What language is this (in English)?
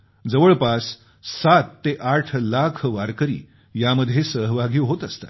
Marathi